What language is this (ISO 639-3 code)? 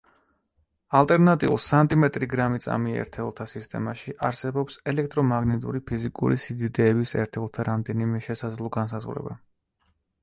kat